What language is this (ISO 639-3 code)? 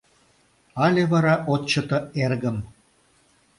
chm